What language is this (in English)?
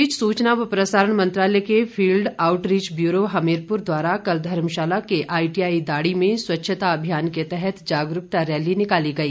Hindi